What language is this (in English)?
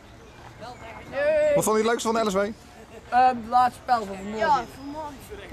Dutch